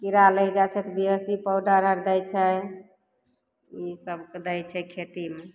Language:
Maithili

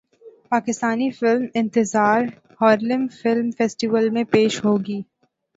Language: Urdu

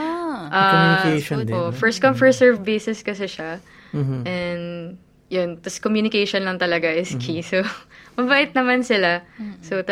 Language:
Filipino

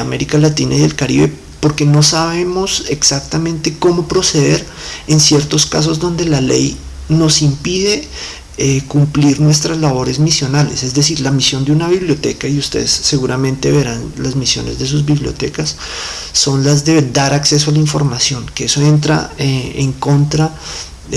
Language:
Spanish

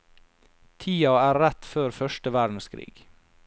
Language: Norwegian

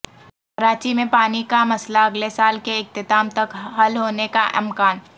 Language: Urdu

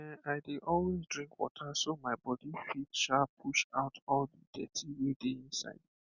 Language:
Nigerian Pidgin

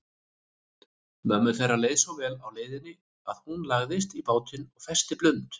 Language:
Icelandic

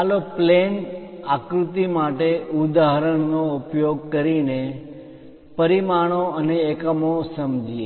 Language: Gujarati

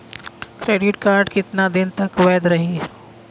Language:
Bhojpuri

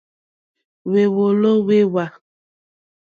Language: Mokpwe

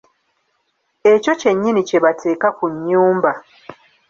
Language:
Ganda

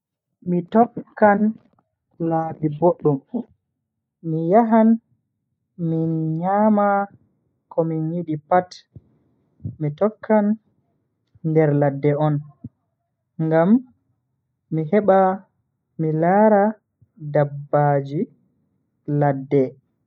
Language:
Bagirmi Fulfulde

